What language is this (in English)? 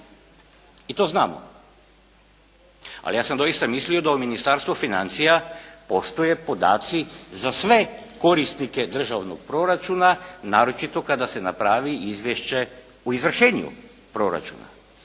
Croatian